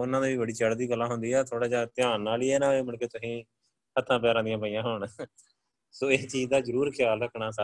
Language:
Punjabi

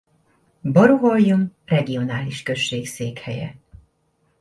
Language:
Hungarian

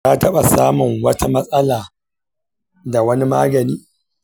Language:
Hausa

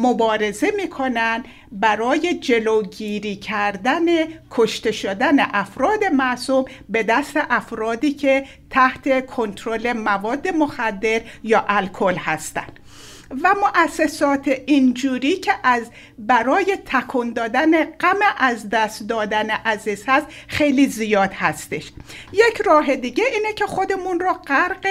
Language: Persian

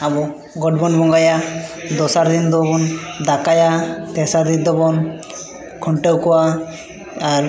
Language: Santali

